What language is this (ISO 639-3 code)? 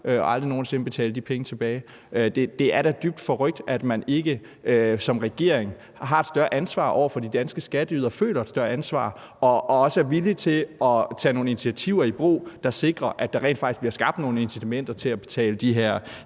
dan